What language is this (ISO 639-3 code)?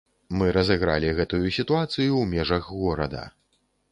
bel